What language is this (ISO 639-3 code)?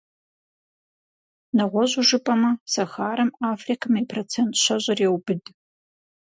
kbd